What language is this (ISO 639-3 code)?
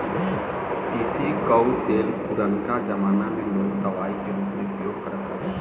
bho